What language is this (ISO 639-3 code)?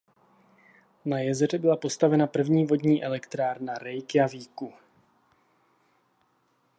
ces